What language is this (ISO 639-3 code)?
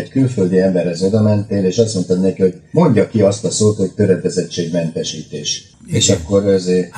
hun